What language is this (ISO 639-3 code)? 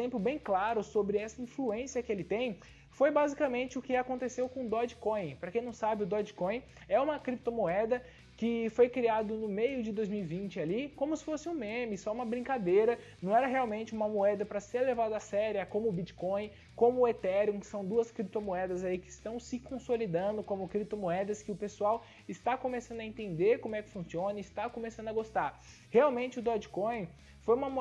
por